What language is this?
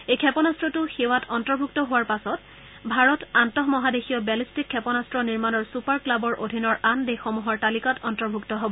Assamese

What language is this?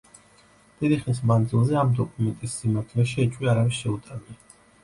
Georgian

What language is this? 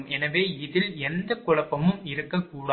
Tamil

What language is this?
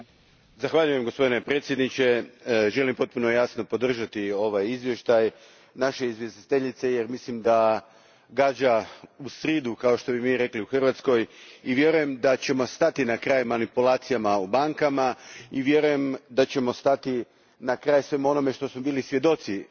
Croatian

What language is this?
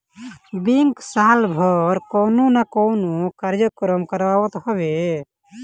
Bhojpuri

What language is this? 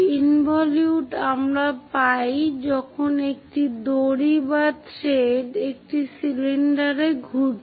Bangla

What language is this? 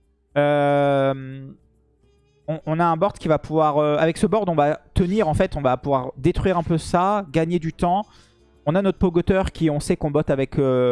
French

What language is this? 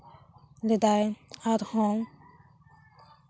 Santali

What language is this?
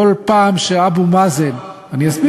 Hebrew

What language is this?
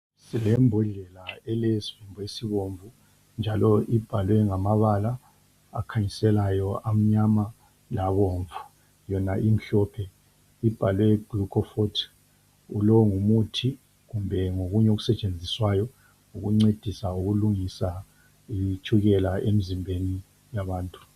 North Ndebele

